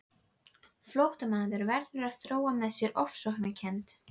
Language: Icelandic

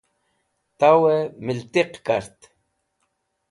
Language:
Wakhi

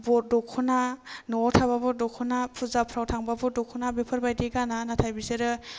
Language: Bodo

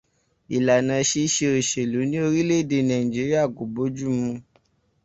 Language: Yoruba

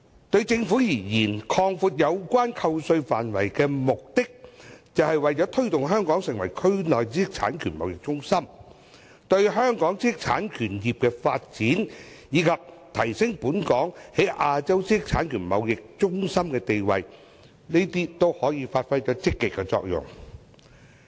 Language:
Cantonese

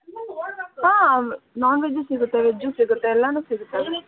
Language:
Kannada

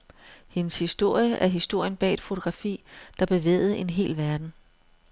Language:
Danish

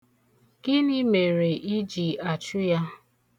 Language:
Igbo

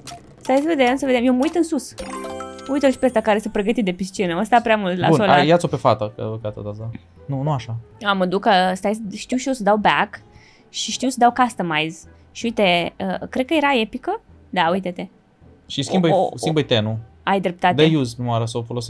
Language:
Romanian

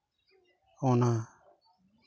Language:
Santali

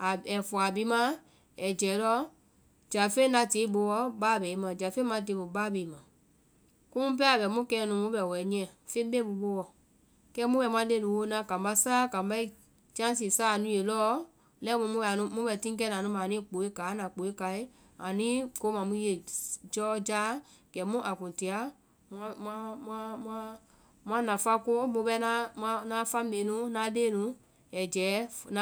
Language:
Vai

